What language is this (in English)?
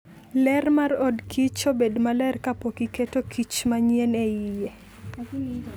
Luo (Kenya and Tanzania)